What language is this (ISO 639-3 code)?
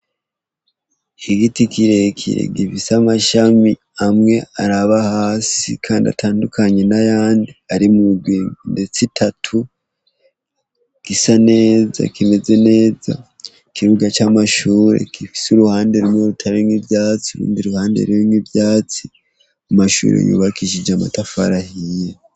run